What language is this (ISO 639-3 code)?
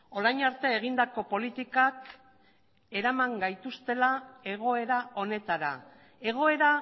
eus